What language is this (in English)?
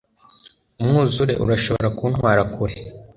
Kinyarwanda